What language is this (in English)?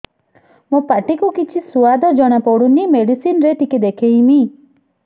Odia